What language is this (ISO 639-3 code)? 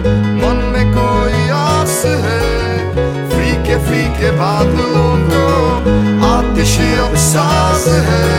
hin